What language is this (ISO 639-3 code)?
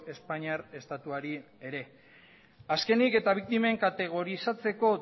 eus